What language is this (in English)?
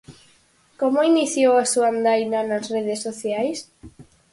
Galician